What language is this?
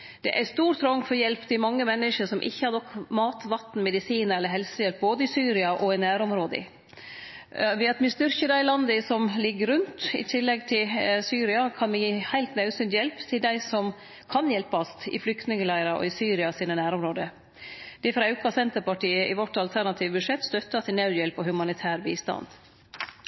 Norwegian Nynorsk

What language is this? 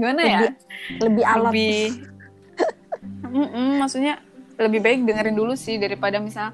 Indonesian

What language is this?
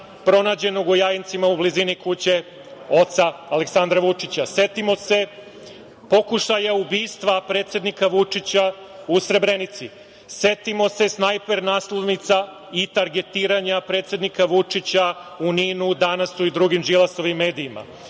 Serbian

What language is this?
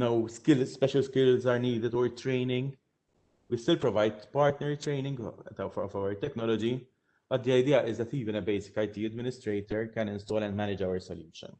English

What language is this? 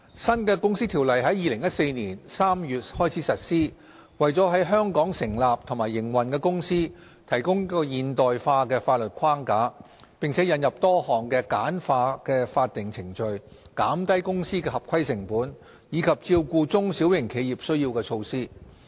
Cantonese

